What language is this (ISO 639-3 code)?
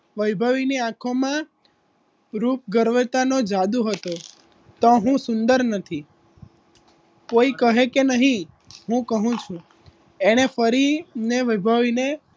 guj